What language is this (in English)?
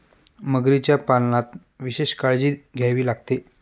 Marathi